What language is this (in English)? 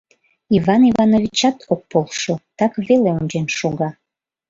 Mari